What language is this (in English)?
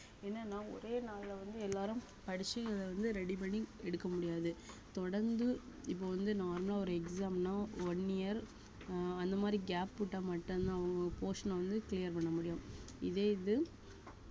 Tamil